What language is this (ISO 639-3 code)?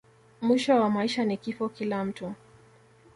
swa